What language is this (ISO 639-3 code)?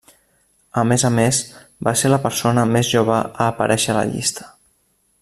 cat